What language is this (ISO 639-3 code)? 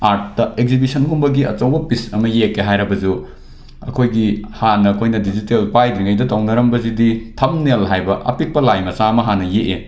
mni